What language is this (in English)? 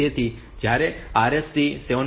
Gujarati